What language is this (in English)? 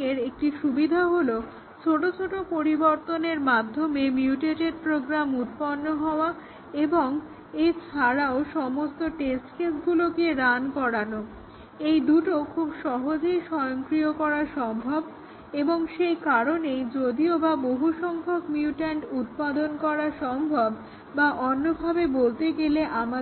Bangla